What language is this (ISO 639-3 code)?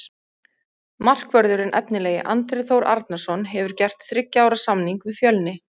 isl